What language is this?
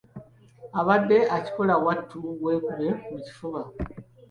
Ganda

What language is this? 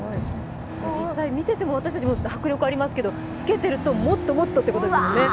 Japanese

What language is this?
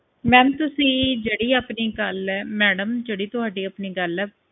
Punjabi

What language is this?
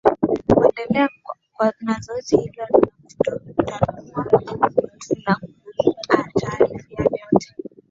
Swahili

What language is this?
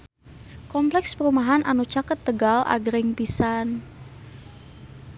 Sundanese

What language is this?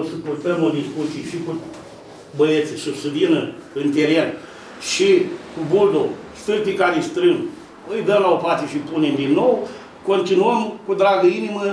Romanian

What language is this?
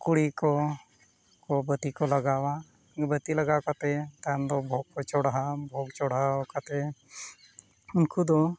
Santali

